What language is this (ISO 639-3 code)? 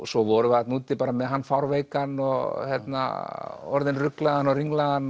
isl